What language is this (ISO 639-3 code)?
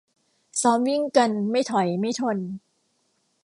tha